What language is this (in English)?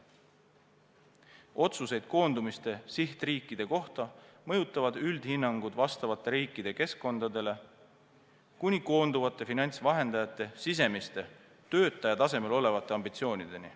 Estonian